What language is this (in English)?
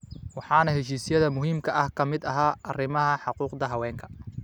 Somali